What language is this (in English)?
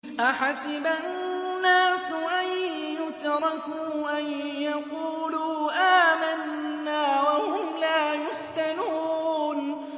Arabic